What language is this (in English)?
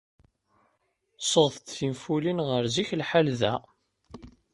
Kabyle